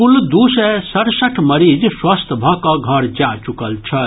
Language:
Maithili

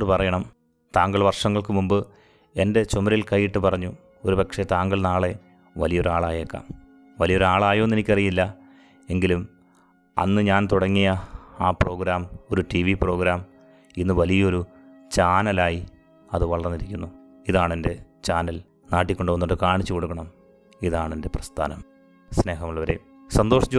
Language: Malayalam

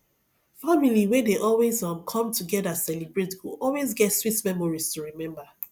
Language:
Nigerian Pidgin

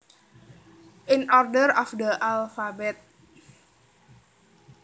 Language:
Javanese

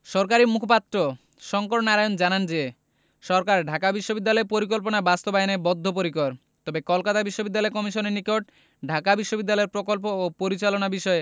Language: Bangla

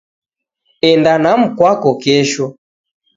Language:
Taita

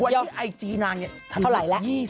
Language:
Thai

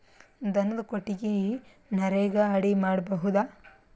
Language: Kannada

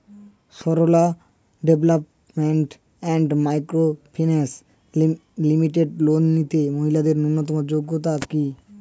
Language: Bangla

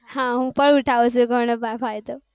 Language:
Gujarati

